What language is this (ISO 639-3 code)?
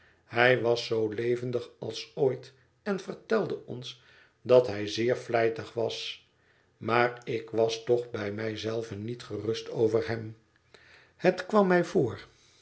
nld